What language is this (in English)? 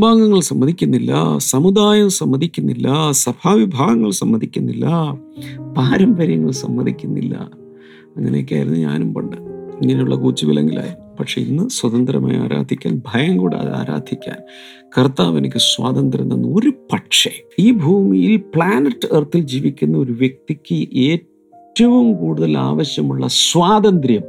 Malayalam